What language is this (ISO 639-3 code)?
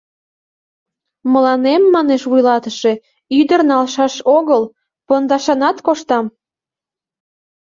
chm